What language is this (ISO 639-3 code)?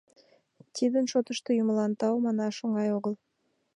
chm